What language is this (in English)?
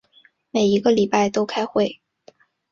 Chinese